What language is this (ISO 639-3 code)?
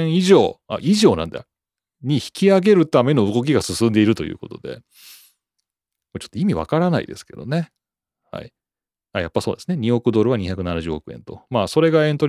jpn